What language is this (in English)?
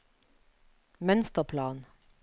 Norwegian